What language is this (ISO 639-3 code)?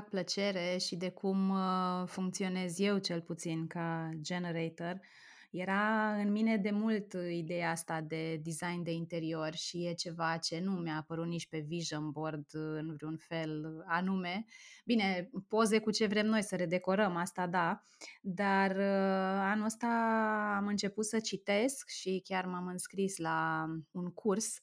ron